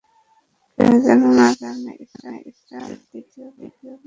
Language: Bangla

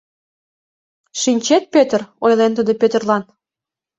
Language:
Mari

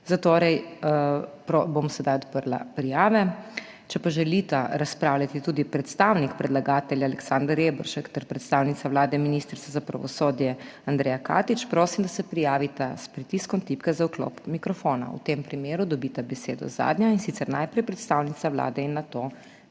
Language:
Slovenian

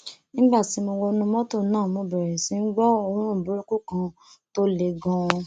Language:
Yoruba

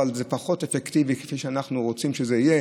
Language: Hebrew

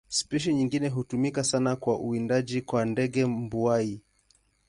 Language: Swahili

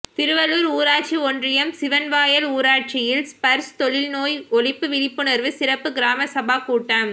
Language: Tamil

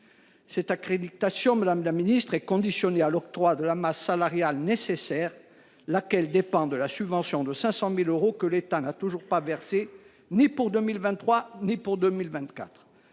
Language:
French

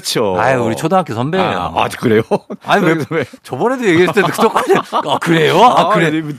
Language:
Korean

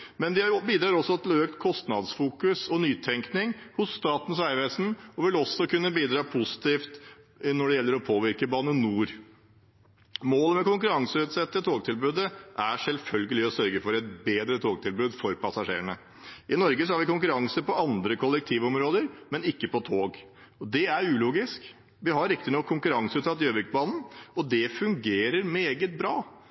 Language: Norwegian Bokmål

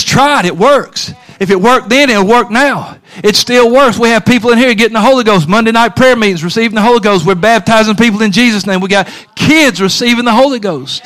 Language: English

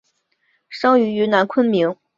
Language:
Chinese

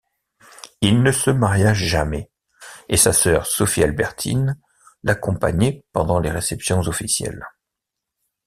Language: French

